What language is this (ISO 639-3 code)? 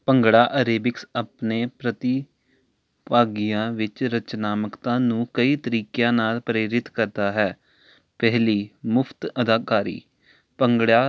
pan